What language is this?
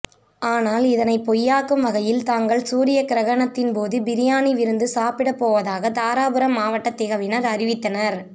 Tamil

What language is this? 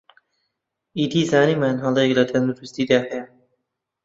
Central Kurdish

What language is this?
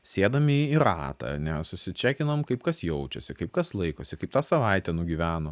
Lithuanian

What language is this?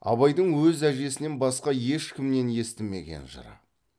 Kazakh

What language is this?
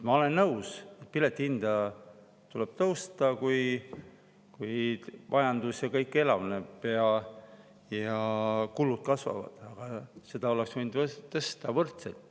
Estonian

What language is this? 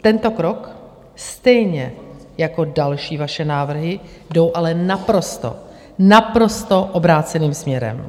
Czech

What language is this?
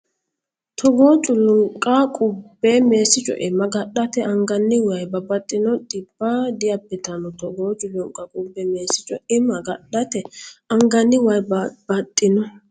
Sidamo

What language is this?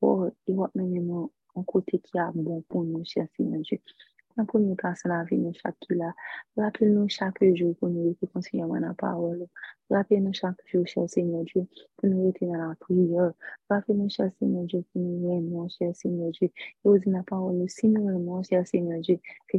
French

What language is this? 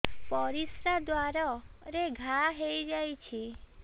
Odia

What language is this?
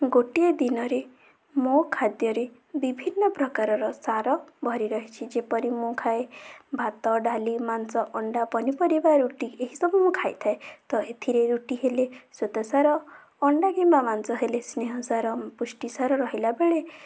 Odia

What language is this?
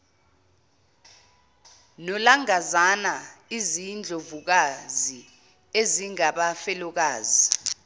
Zulu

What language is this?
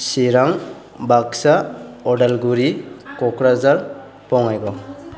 Bodo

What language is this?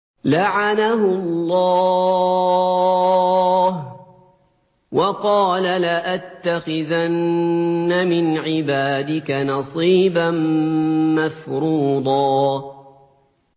Arabic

